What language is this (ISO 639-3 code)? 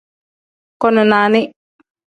kdh